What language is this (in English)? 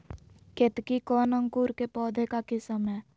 Magahi